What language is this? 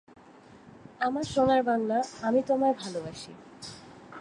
Bangla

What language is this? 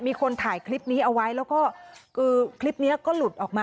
Thai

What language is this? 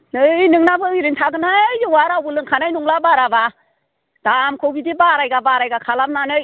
Bodo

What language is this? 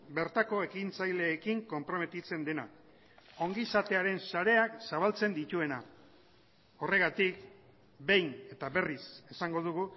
Basque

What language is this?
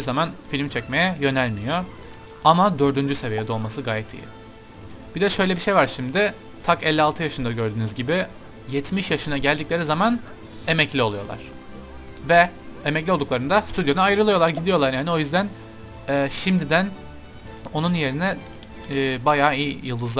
Turkish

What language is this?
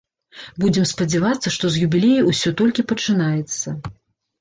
Belarusian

